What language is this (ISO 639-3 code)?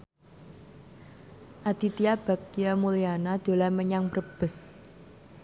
jav